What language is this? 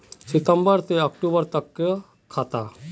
Magahi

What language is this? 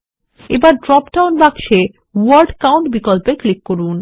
Bangla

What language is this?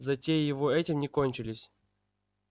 Russian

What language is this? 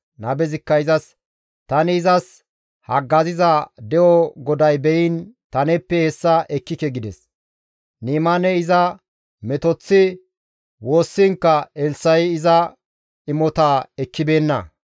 Gamo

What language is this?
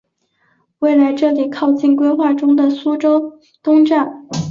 Chinese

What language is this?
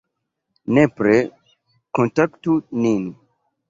Esperanto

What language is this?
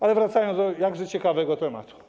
Polish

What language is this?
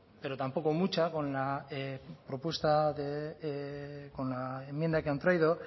Spanish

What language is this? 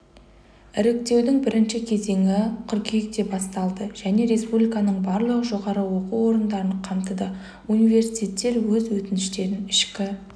Kazakh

